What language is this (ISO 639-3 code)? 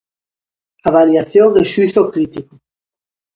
glg